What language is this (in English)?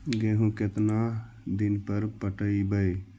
Magahi